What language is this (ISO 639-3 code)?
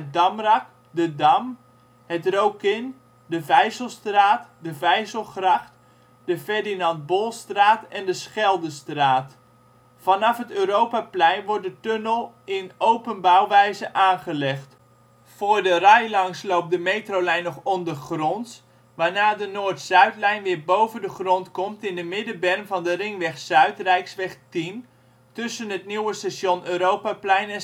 nld